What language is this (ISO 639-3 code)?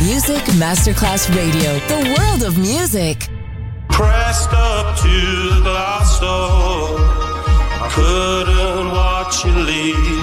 ita